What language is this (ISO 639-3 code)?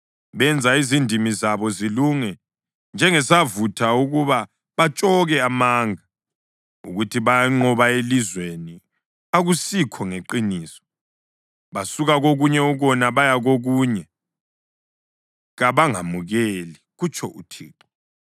nde